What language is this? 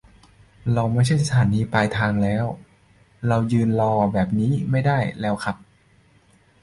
Thai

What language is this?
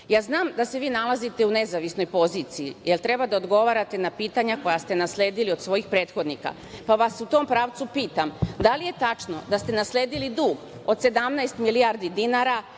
Serbian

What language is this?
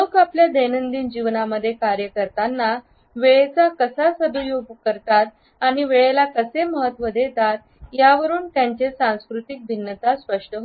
Marathi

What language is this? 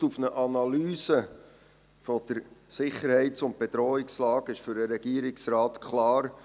Swiss German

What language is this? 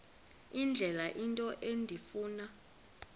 Xhosa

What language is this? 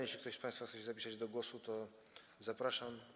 Polish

